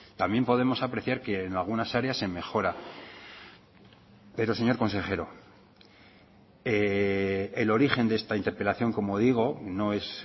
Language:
Spanish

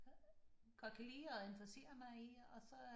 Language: Danish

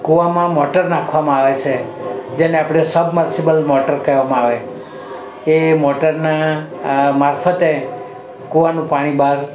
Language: Gujarati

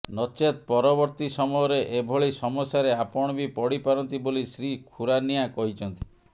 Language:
Odia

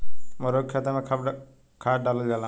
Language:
Bhojpuri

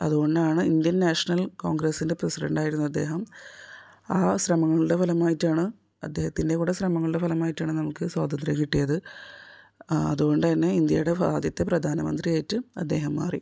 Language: Malayalam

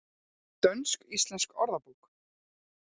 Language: Icelandic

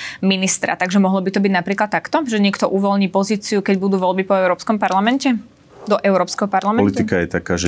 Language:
Slovak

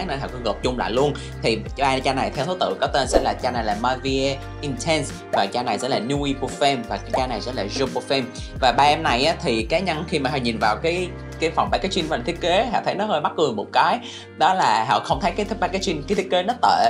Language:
Vietnamese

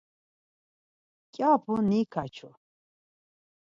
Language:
Laz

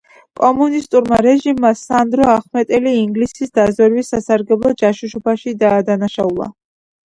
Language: Georgian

